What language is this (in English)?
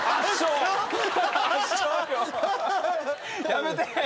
Japanese